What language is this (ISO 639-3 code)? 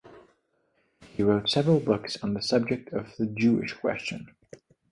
eng